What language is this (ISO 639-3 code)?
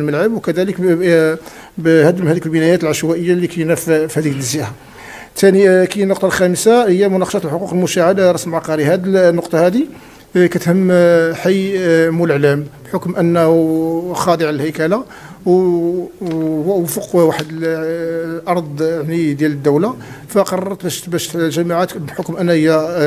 ara